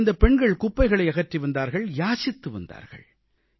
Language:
Tamil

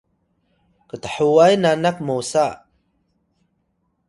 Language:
Atayal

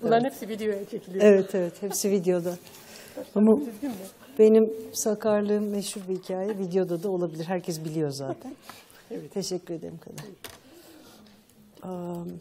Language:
Turkish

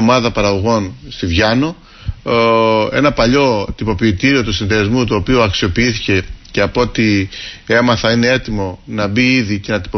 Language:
Greek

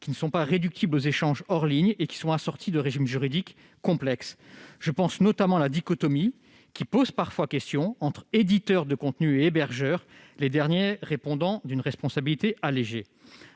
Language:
French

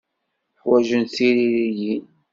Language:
Kabyle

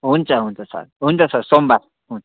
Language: Nepali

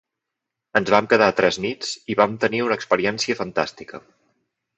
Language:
Catalan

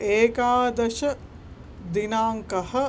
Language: Sanskrit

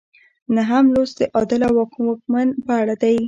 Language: Pashto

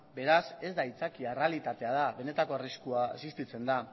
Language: Basque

